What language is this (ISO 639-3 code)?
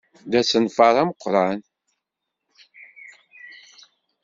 kab